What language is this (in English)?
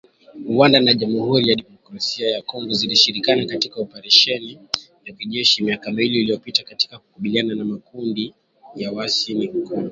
Swahili